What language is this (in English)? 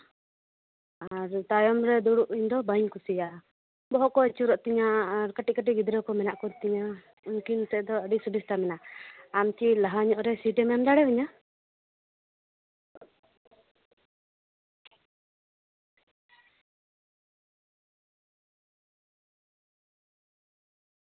Santali